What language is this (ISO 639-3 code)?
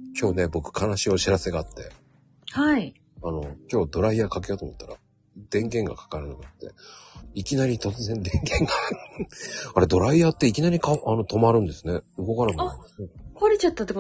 jpn